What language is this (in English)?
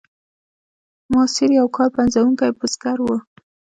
Pashto